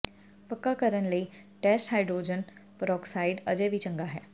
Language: Punjabi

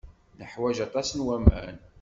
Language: Kabyle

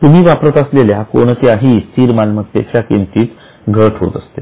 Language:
Marathi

